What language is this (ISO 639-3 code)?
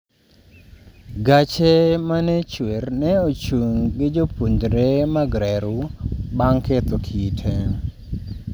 luo